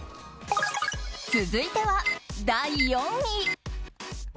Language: Japanese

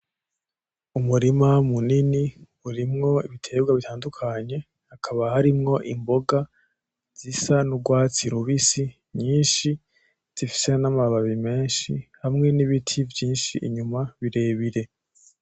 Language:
Rundi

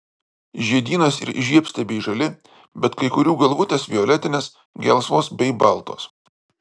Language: Lithuanian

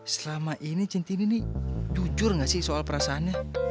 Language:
Indonesian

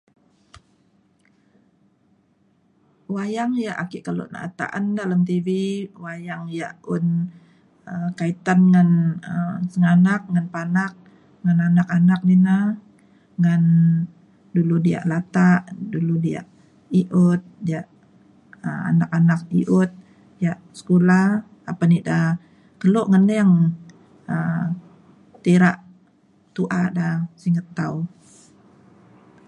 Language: Mainstream Kenyah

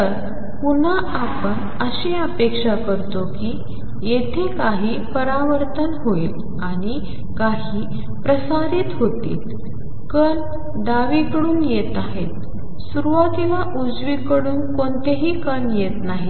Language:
Marathi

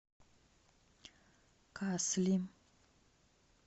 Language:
Russian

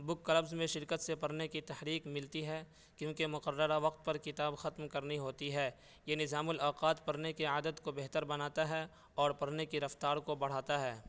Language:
Urdu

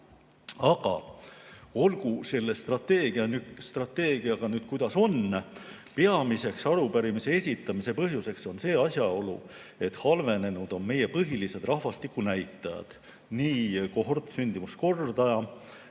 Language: Estonian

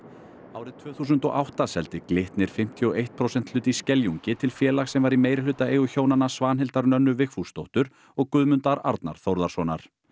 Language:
Icelandic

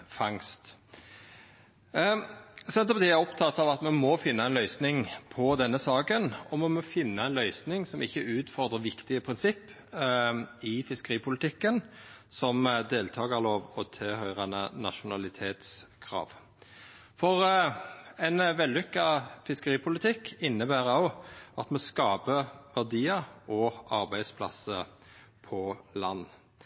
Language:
Norwegian Nynorsk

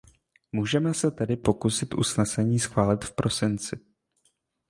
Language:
Czech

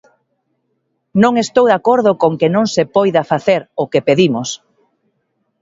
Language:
Galician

